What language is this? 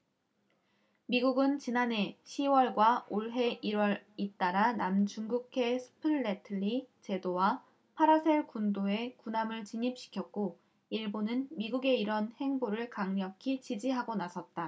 Korean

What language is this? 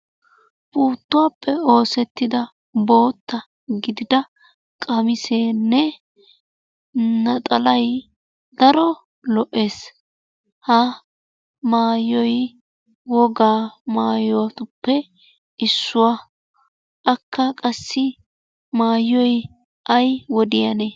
Wolaytta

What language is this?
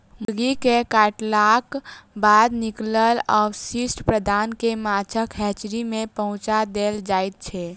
Maithili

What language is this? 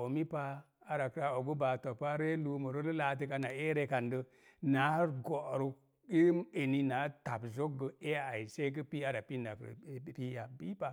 Mom Jango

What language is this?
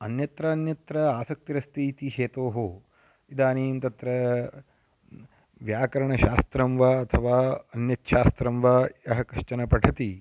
Sanskrit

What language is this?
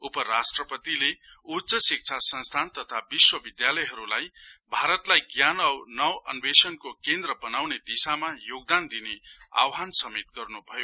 Nepali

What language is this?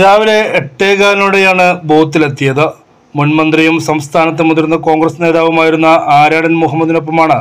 Malayalam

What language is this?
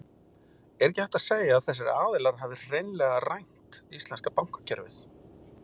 Icelandic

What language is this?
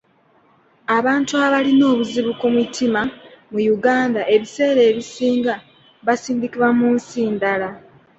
Ganda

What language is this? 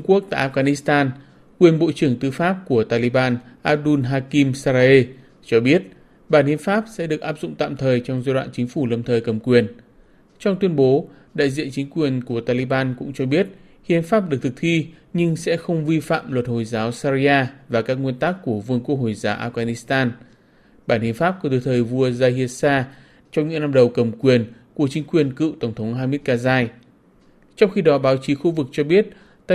Vietnamese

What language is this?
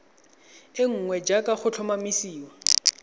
Tswana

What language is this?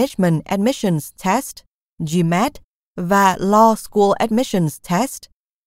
Vietnamese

